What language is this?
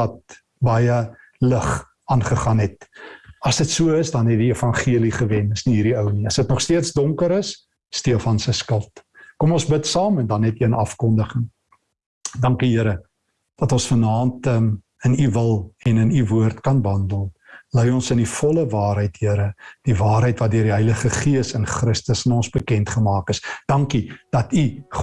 Dutch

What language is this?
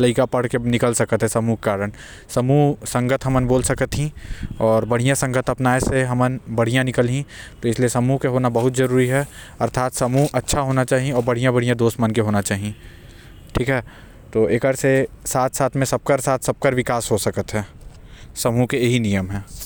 Korwa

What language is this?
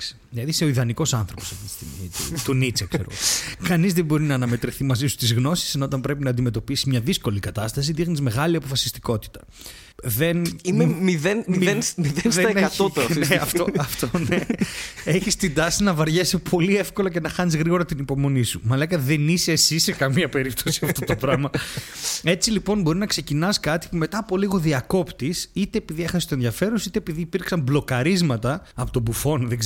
Greek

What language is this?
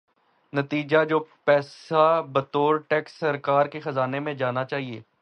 Urdu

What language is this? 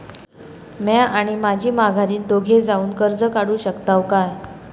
Marathi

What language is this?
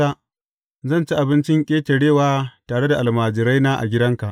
Hausa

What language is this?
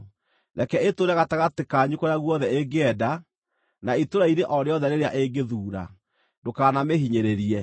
Kikuyu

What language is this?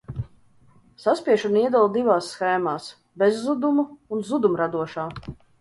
Latvian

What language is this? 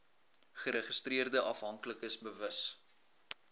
Afrikaans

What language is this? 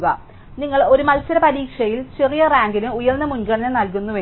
Malayalam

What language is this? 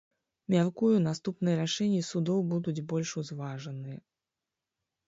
Belarusian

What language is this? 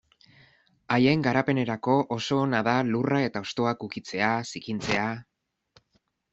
Basque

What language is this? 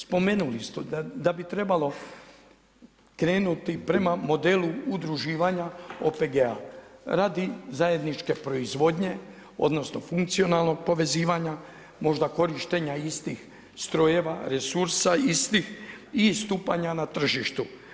Croatian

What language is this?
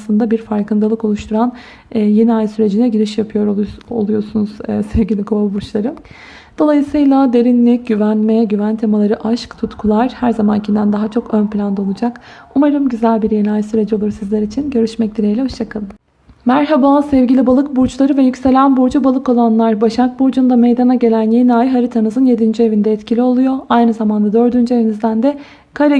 Turkish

